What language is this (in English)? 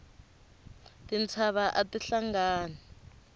Tsonga